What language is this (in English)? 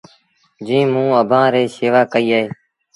Sindhi Bhil